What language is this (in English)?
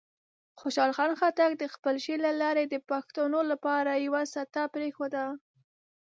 Pashto